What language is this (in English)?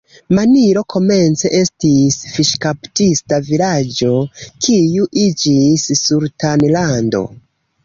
Esperanto